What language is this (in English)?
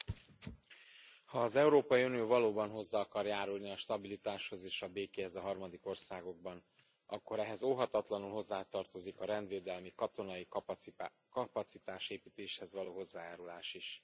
Hungarian